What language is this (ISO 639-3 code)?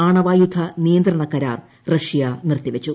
mal